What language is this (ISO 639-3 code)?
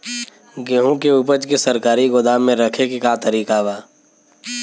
bho